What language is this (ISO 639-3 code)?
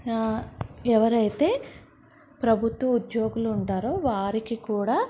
tel